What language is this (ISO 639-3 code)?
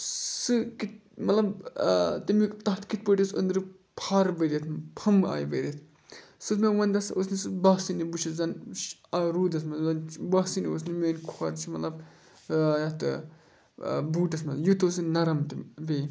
kas